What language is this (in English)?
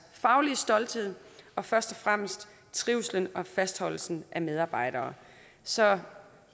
Danish